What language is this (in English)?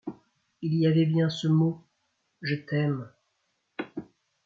French